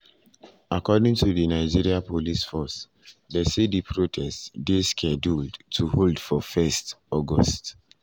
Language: Nigerian Pidgin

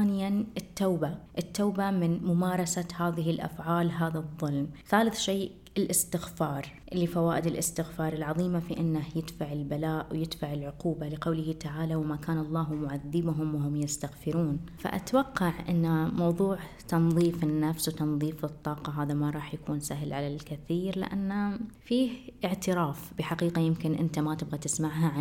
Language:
Arabic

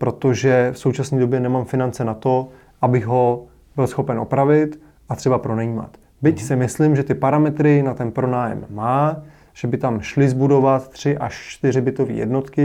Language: Czech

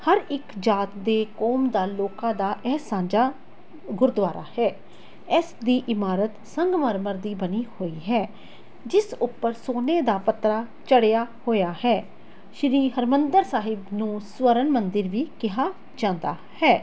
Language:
Punjabi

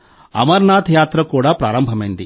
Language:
Telugu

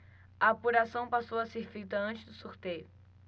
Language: Portuguese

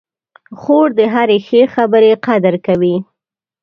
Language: Pashto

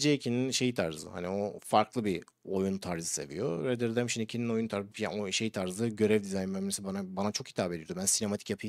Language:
Turkish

